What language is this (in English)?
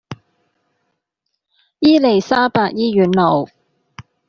Cantonese